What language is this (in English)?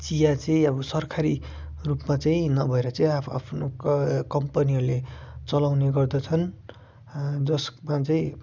Nepali